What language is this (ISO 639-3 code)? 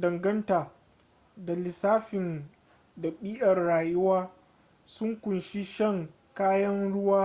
hau